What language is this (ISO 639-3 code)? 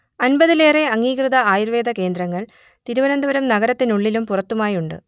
mal